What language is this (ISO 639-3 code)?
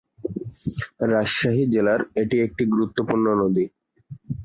ben